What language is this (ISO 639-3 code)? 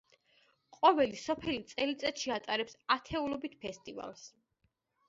kat